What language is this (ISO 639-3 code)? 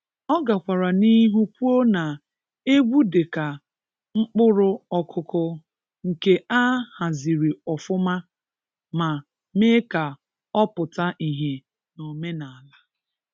ibo